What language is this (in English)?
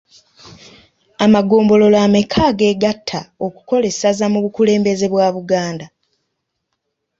Ganda